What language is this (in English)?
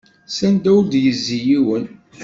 Kabyle